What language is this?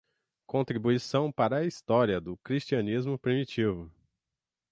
Portuguese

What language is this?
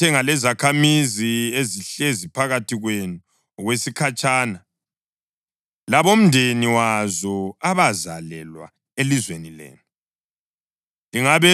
North Ndebele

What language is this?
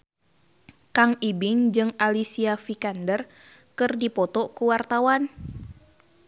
Sundanese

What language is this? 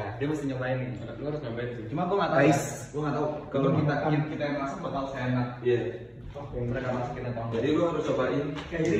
Indonesian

